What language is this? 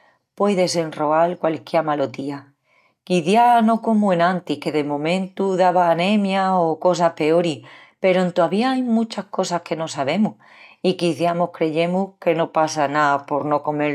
Extremaduran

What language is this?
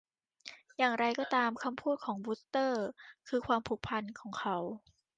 Thai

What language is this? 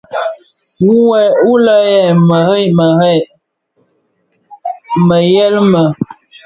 Bafia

